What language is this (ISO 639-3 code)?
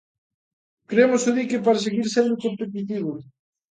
glg